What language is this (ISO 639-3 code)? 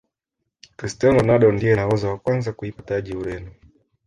swa